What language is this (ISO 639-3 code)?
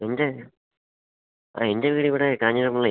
mal